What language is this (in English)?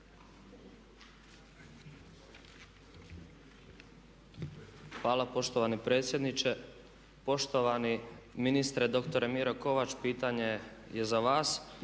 Croatian